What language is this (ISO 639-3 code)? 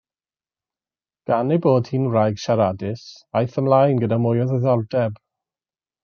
cym